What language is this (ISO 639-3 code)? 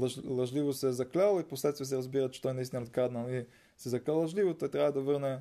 bul